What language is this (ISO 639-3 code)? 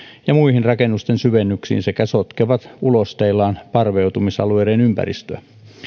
fin